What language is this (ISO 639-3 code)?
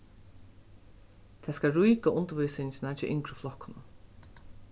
fao